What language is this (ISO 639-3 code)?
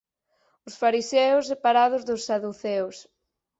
glg